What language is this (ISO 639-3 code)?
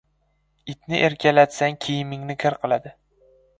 uzb